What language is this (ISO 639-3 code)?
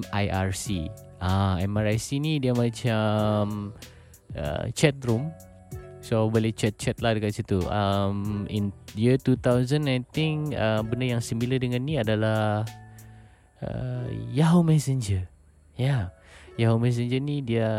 msa